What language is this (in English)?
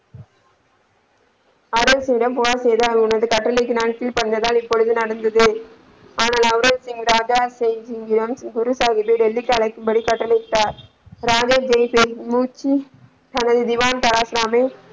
Tamil